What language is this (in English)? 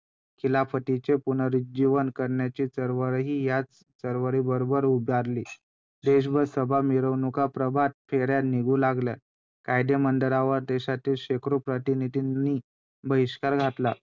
Marathi